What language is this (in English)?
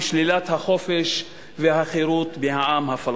Hebrew